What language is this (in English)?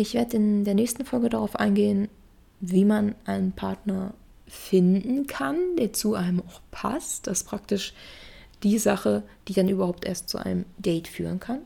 German